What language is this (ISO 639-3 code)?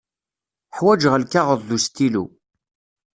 kab